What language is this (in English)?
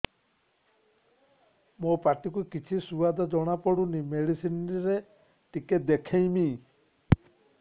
Odia